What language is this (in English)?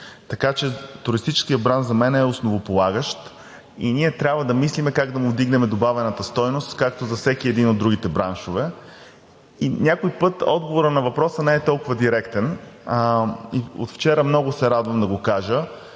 Bulgarian